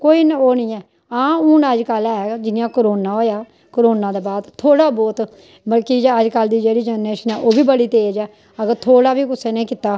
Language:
Dogri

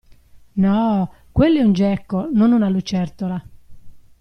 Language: Italian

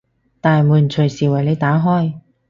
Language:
Cantonese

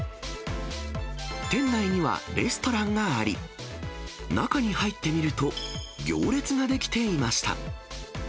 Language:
Japanese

